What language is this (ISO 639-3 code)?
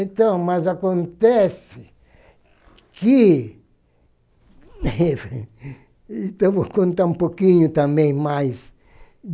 por